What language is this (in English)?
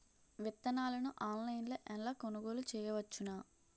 Telugu